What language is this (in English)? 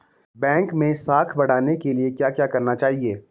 Hindi